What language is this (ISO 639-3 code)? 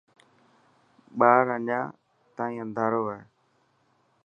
mki